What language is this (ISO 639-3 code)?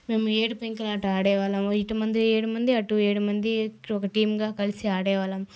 tel